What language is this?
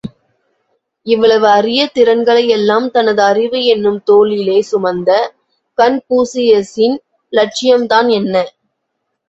Tamil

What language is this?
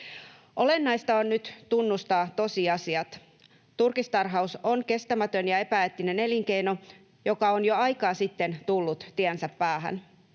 Finnish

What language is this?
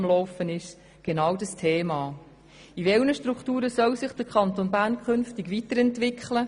Swiss German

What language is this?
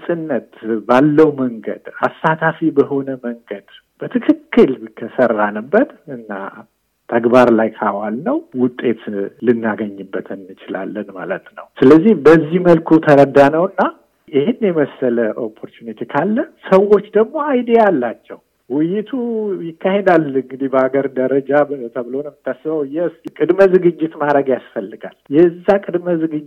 Amharic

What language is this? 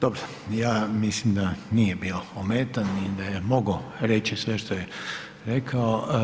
Croatian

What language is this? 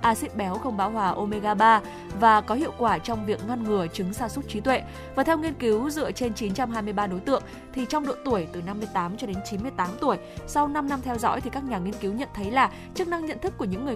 Vietnamese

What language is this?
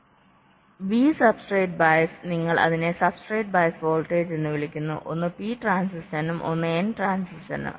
Malayalam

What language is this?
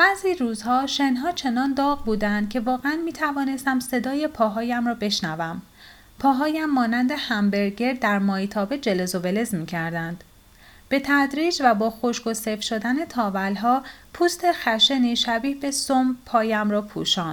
Persian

